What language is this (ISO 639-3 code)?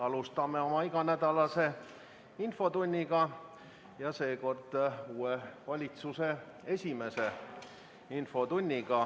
est